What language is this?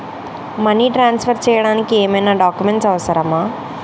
Telugu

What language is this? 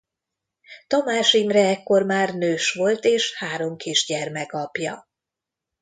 Hungarian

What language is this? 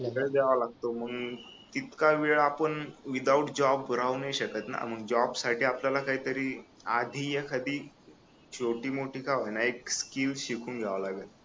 Marathi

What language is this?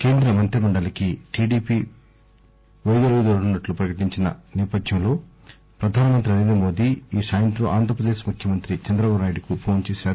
Telugu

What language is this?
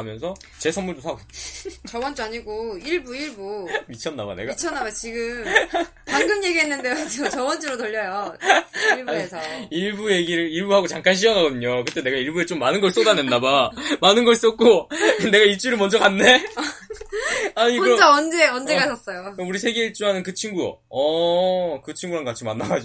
Korean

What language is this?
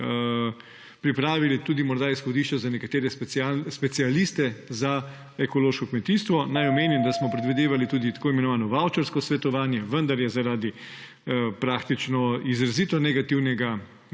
Slovenian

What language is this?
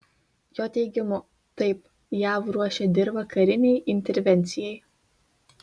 Lithuanian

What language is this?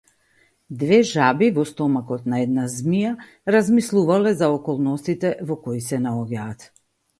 Macedonian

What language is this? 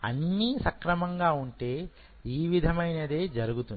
Telugu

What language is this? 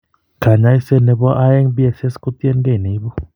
Kalenjin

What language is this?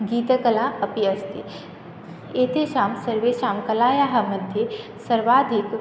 Sanskrit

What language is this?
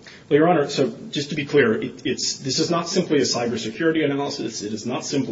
English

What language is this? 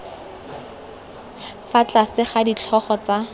Tswana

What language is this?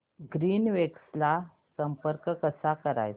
Marathi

